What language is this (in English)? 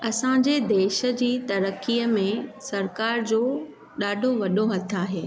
Sindhi